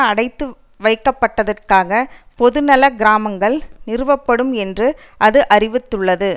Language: Tamil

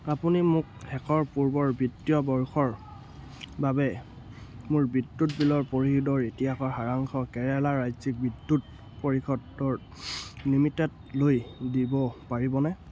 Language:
Assamese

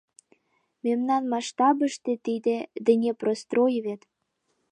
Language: Mari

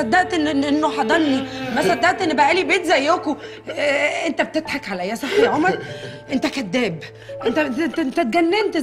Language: Arabic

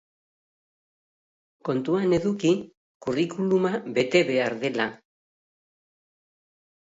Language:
Basque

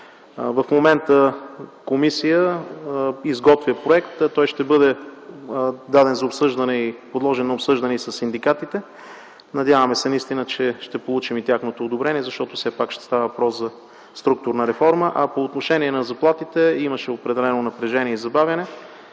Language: Bulgarian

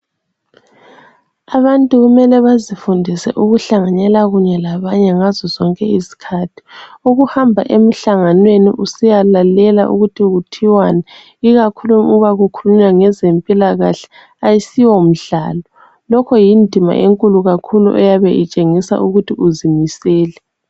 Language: North Ndebele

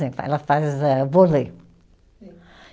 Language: Portuguese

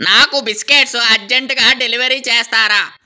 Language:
Telugu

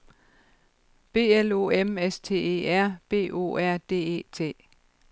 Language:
Danish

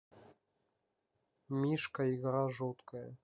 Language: Russian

